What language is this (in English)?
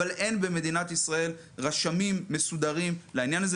Hebrew